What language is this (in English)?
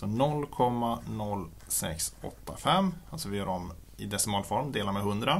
Swedish